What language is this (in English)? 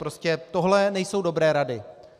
Czech